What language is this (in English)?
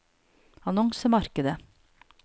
Norwegian